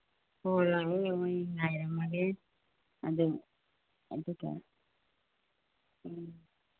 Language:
Manipuri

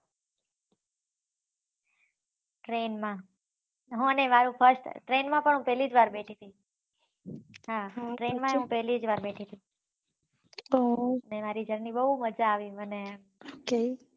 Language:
Gujarati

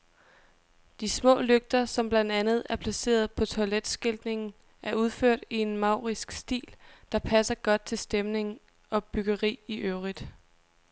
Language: Danish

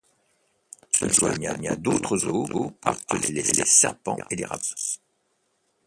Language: French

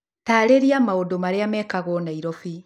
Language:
Kikuyu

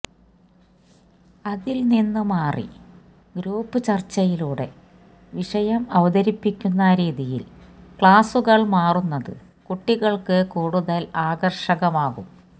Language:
Malayalam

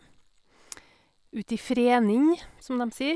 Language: Norwegian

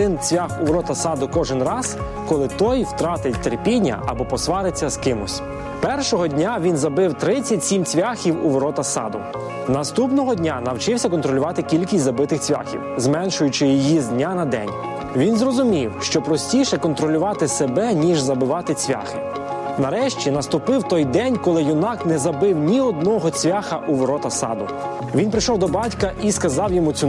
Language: Ukrainian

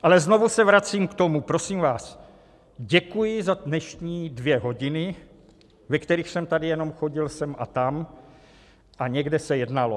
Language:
Czech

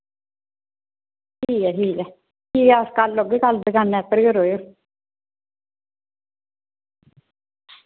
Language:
Dogri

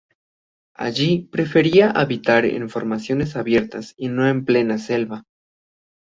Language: Spanish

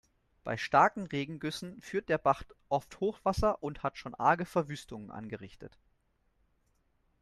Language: German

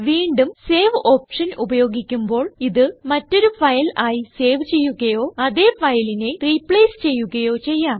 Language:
Malayalam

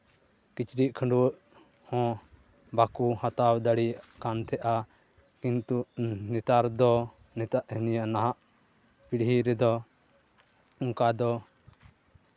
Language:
Santali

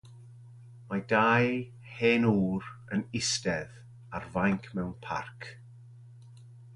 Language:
Welsh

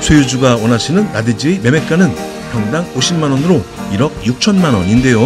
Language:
Korean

